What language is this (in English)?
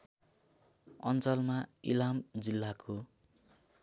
Nepali